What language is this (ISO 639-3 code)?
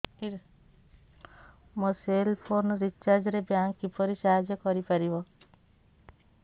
ori